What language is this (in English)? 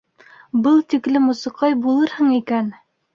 Bashkir